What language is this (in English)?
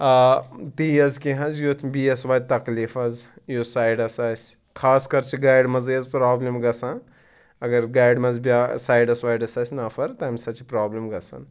Kashmiri